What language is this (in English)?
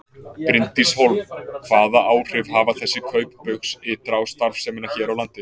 Icelandic